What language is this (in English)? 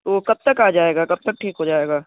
Urdu